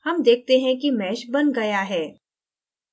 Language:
Hindi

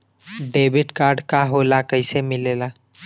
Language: Bhojpuri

